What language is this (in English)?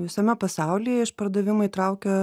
Lithuanian